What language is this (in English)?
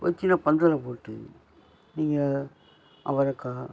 Tamil